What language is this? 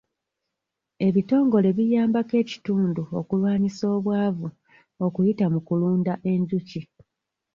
Ganda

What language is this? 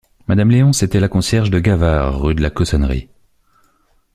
French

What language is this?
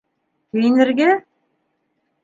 Bashkir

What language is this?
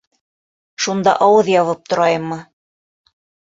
Bashkir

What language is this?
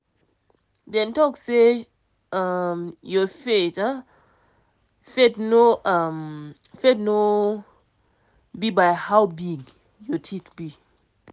Nigerian Pidgin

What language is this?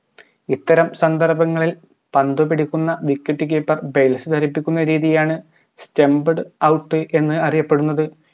Malayalam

